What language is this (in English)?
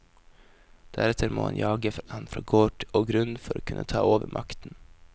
Norwegian